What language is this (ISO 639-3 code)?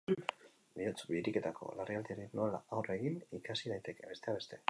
eus